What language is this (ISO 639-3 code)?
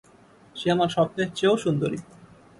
ben